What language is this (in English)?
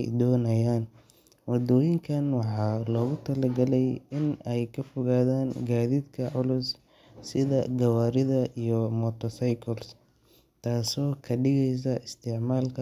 Somali